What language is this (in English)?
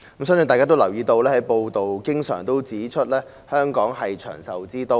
Cantonese